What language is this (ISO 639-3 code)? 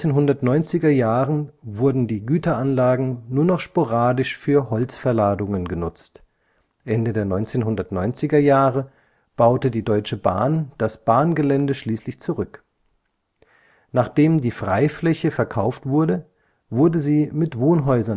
deu